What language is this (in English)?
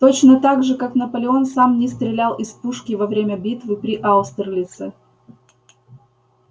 Russian